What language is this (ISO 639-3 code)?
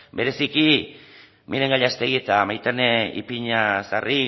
eus